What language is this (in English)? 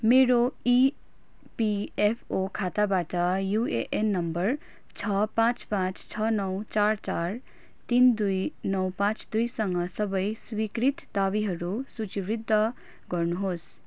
Nepali